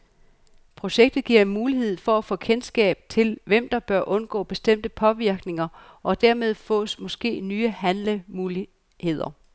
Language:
Danish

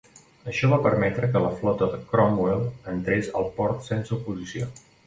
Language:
Catalan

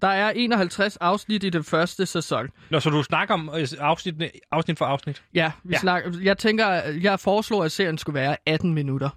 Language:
Danish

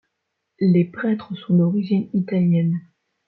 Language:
French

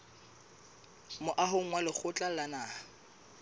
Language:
Southern Sotho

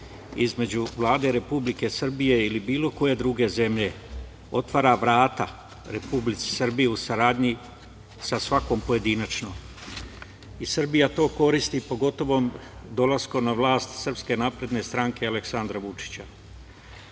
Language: Serbian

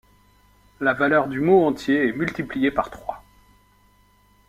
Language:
French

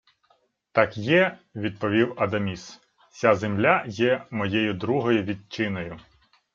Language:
Ukrainian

